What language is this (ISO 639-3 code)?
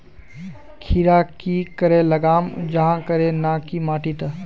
mag